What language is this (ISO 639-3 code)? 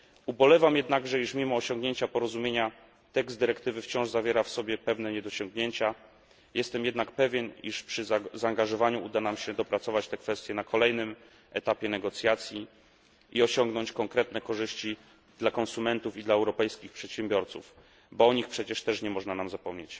pol